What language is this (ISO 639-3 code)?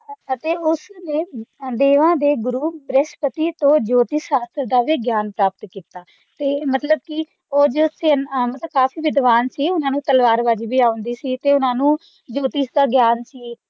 pan